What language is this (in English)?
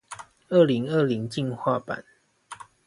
Chinese